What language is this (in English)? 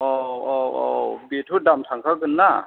Bodo